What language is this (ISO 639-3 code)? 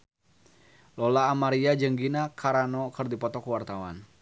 sun